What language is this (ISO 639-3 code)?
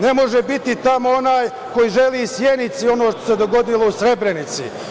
srp